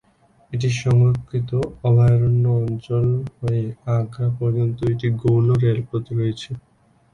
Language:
Bangla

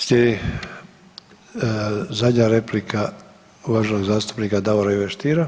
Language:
Croatian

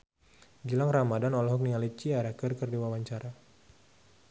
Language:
Sundanese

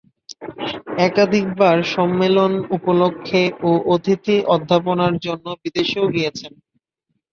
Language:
Bangla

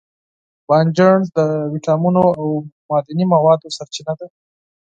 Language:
Pashto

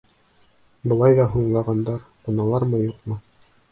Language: Bashkir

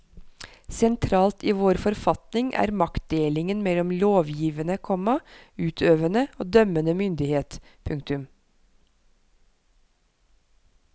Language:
Norwegian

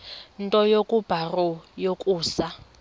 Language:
Xhosa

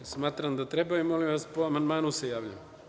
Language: Serbian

